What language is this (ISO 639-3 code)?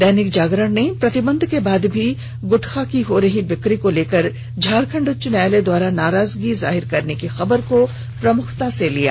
hin